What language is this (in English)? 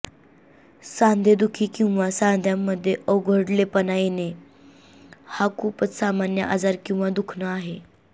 Marathi